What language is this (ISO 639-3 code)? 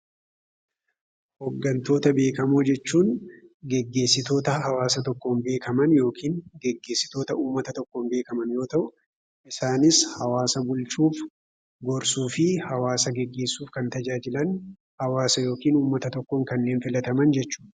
orm